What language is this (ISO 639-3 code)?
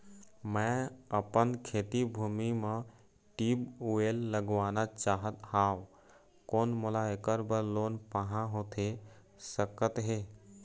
hne